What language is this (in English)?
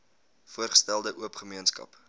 Afrikaans